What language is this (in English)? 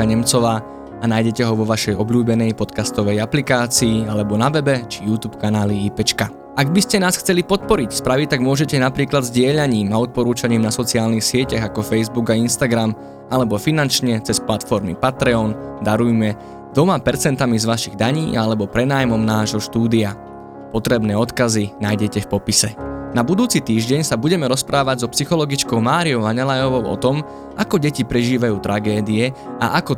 Slovak